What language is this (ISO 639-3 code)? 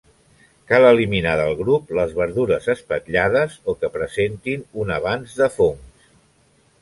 cat